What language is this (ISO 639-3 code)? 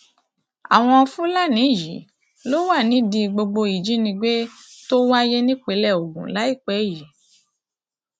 yor